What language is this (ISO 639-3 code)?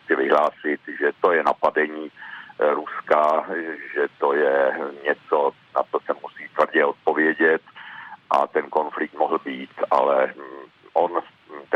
ces